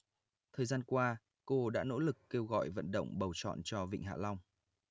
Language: Vietnamese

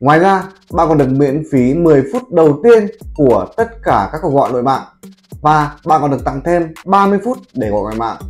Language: Vietnamese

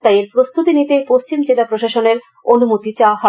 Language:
Bangla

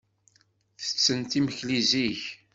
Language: Kabyle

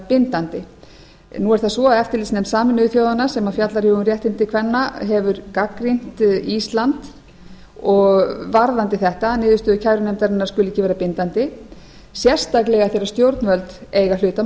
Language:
Icelandic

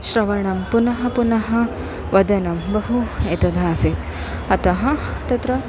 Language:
Sanskrit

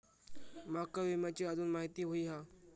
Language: Marathi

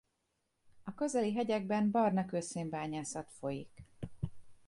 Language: Hungarian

